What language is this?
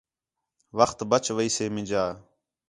Khetrani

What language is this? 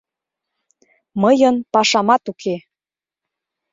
Mari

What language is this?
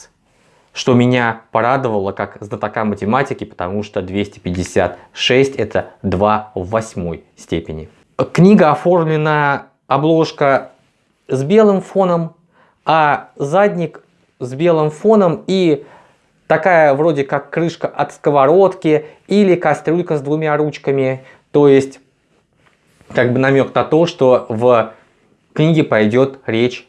Russian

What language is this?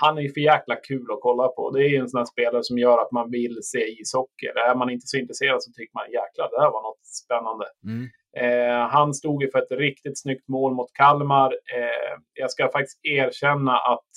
Swedish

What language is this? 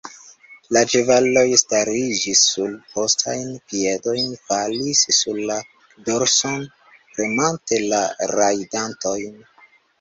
Esperanto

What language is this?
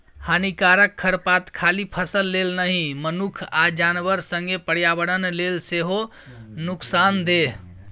Maithili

